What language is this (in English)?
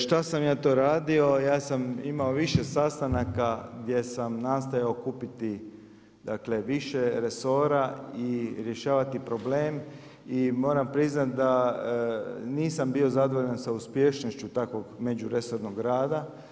Croatian